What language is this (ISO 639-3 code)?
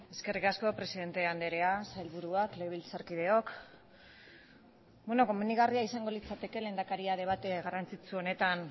eus